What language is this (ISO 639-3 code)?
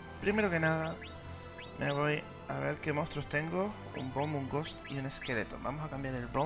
spa